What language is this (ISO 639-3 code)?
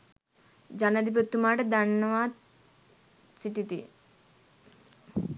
sin